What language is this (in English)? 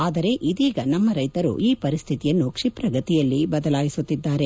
Kannada